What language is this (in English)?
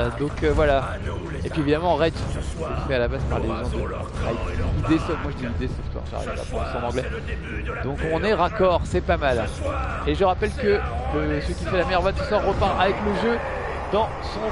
French